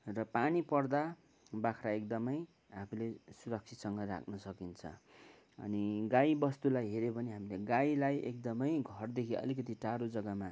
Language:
Nepali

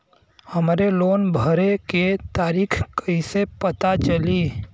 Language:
Bhojpuri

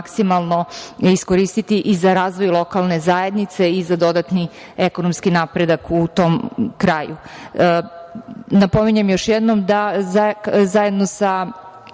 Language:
Serbian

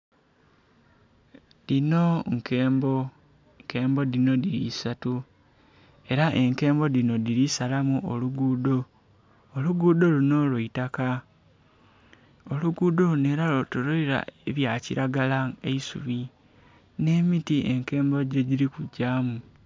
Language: Soga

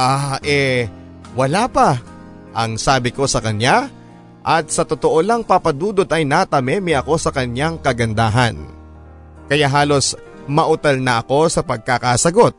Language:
Filipino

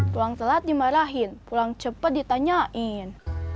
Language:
Indonesian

